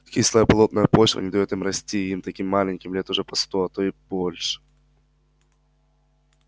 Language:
Russian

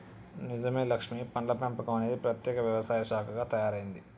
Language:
Telugu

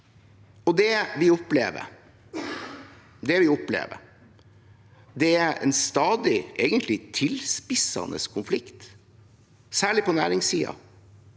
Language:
Norwegian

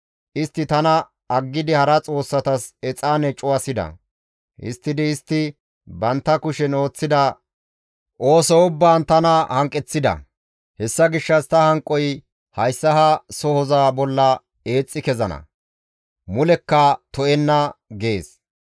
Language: Gamo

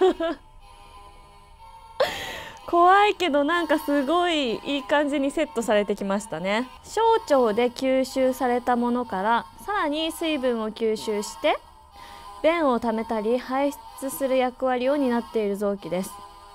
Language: Japanese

